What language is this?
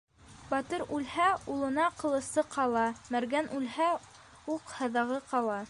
Bashkir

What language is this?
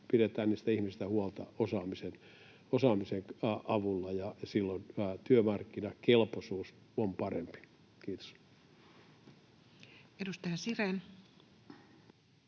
Finnish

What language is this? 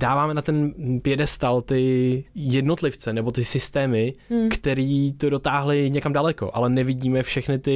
Czech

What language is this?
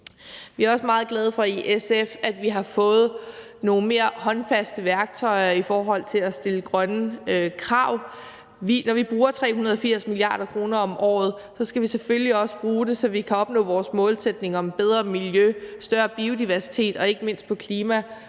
Danish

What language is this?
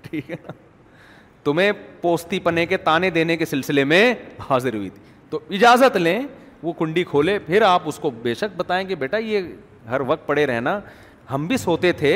Urdu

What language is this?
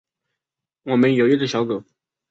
Chinese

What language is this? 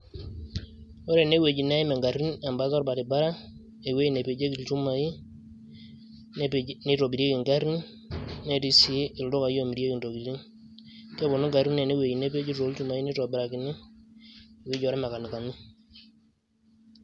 Masai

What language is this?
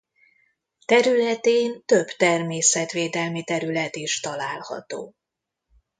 Hungarian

